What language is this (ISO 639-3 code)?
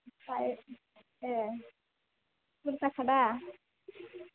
brx